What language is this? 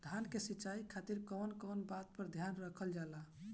Bhojpuri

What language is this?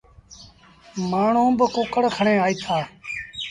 Sindhi Bhil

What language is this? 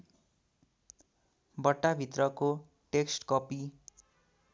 Nepali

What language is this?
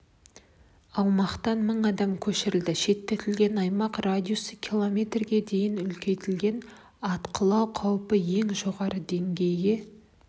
Kazakh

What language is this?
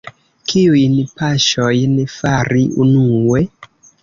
Esperanto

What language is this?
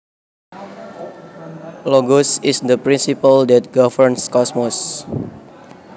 Javanese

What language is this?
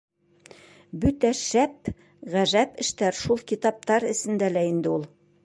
Bashkir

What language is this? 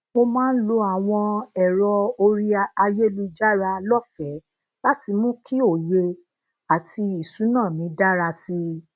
Yoruba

